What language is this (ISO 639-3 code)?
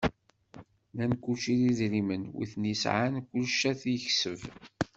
kab